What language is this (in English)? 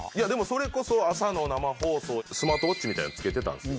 Japanese